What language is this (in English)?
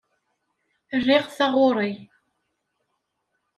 Kabyle